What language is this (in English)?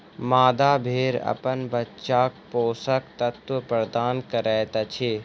Maithili